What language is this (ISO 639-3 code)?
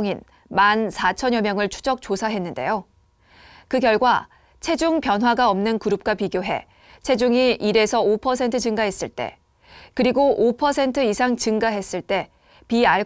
kor